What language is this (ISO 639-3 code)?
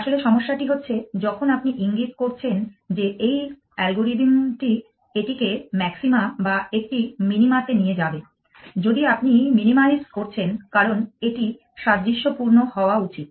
ben